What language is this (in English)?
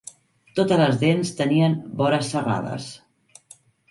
Catalan